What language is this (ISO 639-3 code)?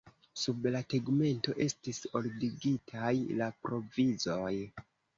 epo